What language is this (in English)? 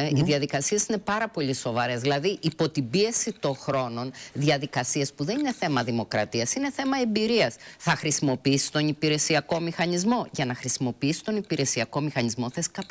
Greek